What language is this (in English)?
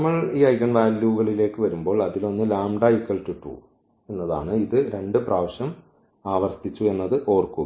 Malayalam